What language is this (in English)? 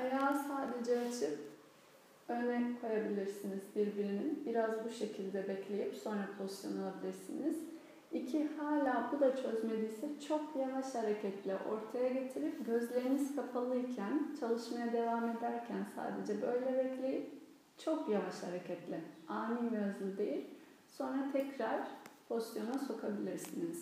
Turkish